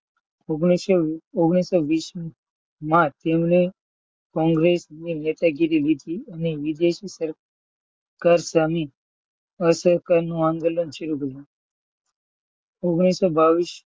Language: Gujarati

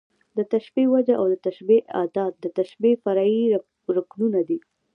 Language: Pashto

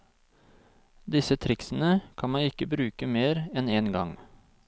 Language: Norwegian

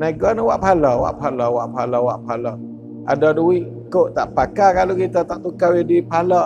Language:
Malay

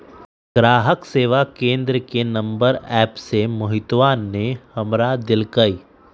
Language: Magahi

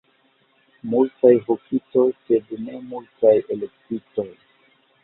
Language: Esperanto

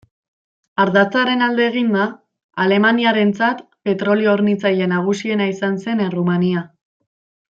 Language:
Basque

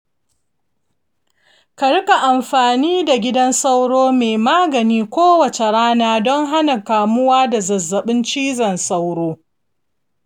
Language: Hausa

